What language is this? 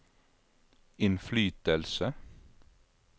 Norwegian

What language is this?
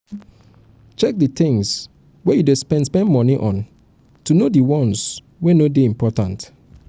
Nigerian Pidgin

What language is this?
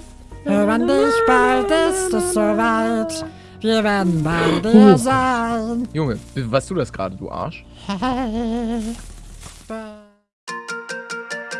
German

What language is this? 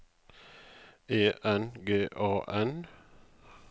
Norwegian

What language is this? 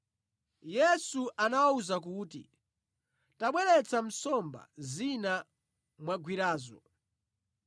Nyanja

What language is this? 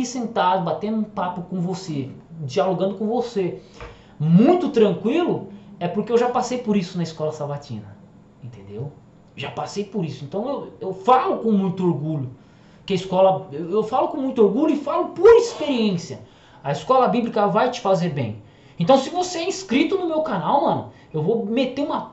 Portuguese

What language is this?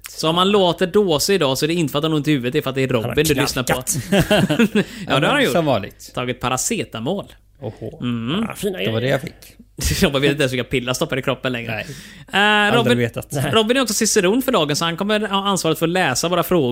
Swedish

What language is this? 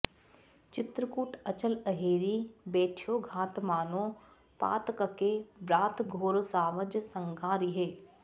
Sanskrit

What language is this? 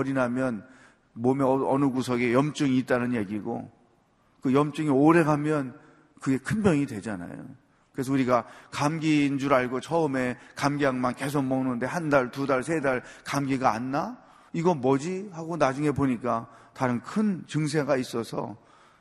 Korean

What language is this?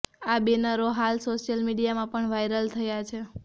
Gujarati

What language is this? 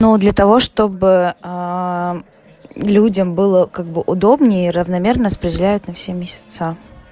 Russian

